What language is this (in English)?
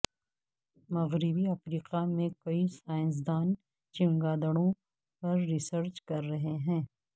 Urdu